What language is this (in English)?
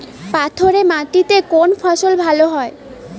Bangla